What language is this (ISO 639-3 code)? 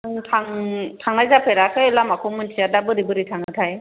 brx